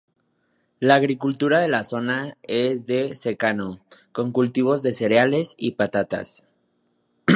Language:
Spanish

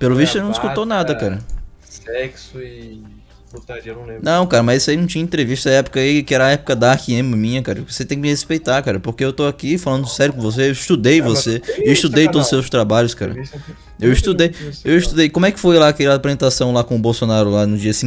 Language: Portuguese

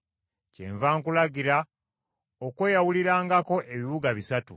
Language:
Ganda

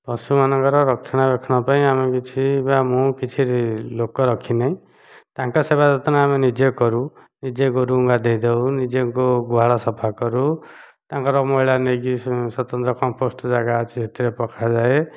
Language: Odia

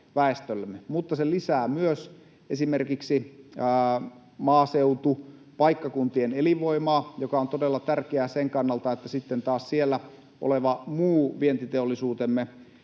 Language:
Finnish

